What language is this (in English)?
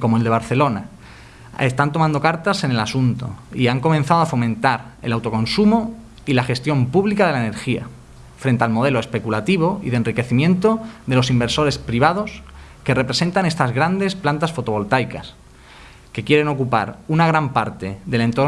Spanish